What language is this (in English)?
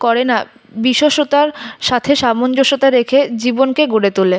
Bangla